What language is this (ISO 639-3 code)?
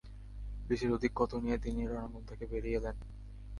ben